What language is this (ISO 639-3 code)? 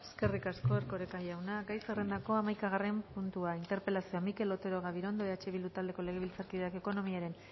eus